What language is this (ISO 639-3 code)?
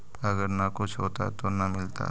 mag